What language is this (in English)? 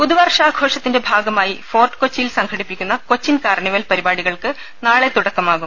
Malayalam